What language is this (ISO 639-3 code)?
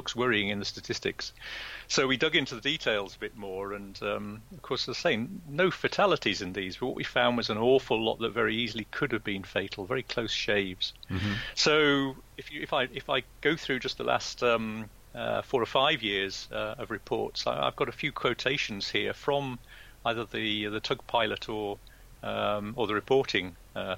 eng